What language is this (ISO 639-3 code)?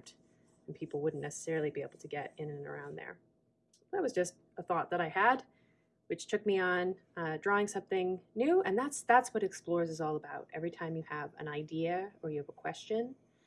eng